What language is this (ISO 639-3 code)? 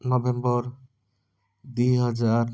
ori